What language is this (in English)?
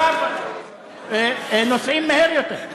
Hebrew